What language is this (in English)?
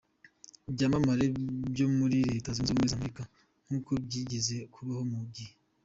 Kinyarwanda